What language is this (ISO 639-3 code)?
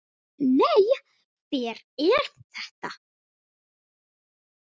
isl